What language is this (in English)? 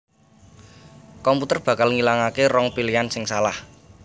Javanese